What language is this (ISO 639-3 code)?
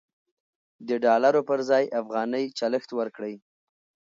pus